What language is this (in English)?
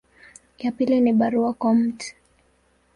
Swahili